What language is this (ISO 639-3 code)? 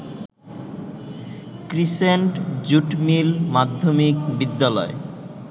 ben